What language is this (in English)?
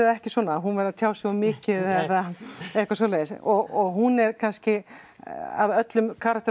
Icelandic